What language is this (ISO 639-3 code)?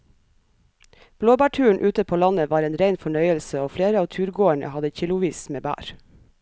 nor